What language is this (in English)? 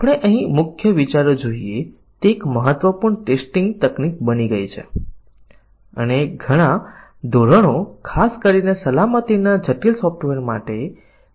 Gujarati